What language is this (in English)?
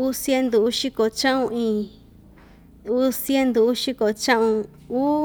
Ixtayutla Mixtec